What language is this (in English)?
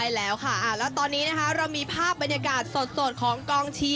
Thai